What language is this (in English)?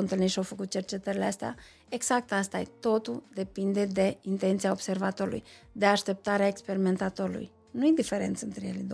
Romanian